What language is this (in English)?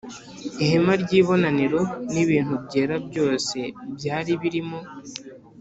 Kinyarwanda